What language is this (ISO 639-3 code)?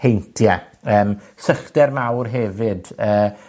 cym